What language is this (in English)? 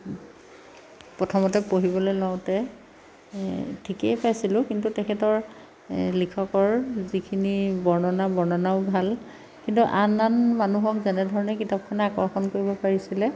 Assamese